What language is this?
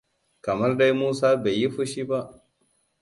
Hausa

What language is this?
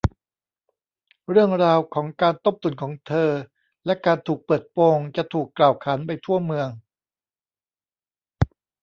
Thai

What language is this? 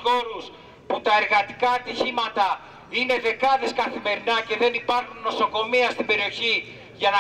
Greek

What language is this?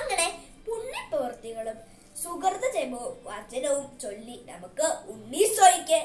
Italian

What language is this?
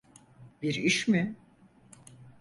Turkish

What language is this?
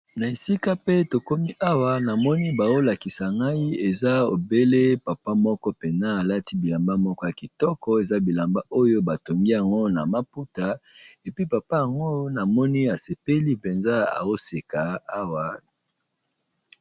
Lingala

